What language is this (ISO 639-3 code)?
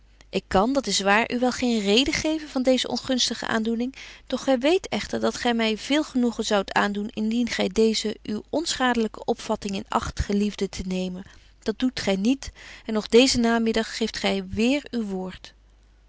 nld